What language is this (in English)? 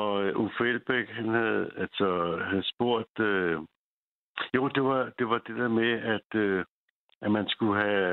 Danish